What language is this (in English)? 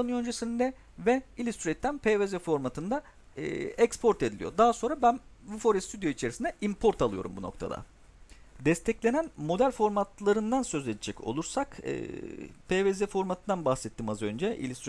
Turkish